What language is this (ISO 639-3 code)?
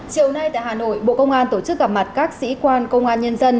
vie